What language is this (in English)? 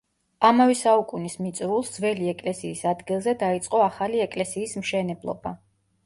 Georgian